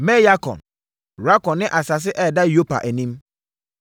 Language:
Akan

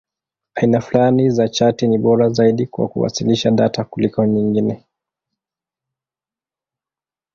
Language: Swahili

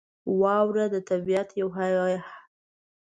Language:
Pashto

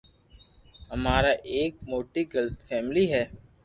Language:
Loarki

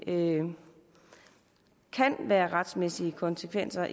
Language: Danish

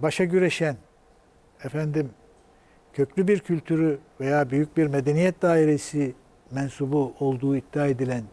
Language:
Turkish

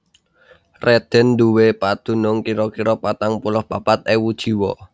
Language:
Javanese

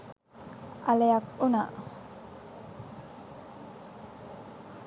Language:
Sinhala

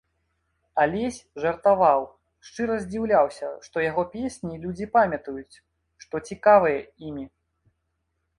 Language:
Belarusian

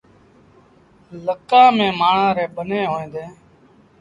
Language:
Sindhi Bhil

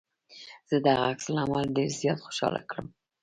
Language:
Pashto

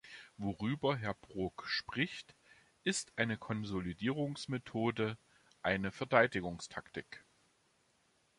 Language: German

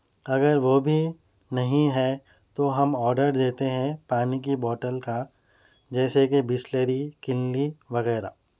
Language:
Urdu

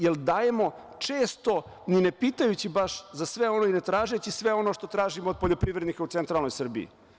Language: Serbian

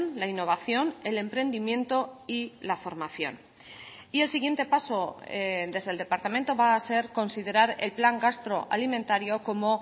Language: Spanish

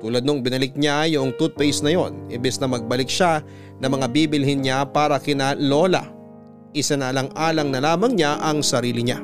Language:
Filipino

